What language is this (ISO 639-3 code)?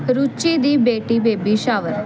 pan